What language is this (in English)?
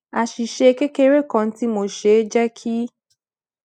Yoruba